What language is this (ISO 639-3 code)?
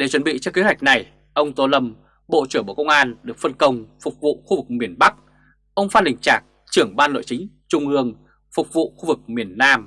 vie